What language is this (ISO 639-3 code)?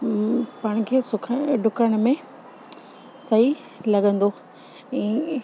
snd